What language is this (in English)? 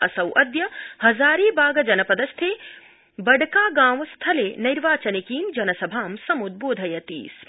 Sanskrit